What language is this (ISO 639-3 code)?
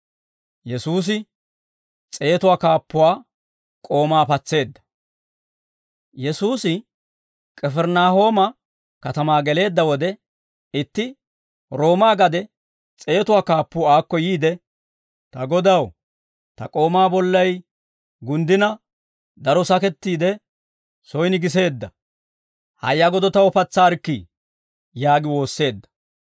dwr